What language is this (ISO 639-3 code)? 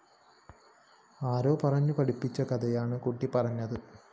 mal